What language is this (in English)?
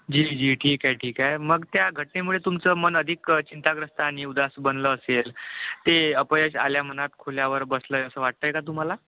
Marathi